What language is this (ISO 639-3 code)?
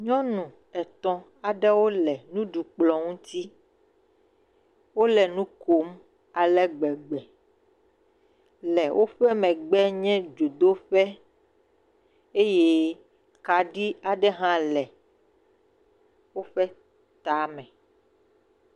ewe